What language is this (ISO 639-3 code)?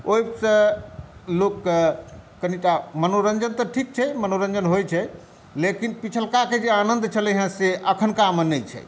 mai